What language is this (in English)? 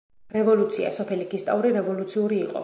Georgian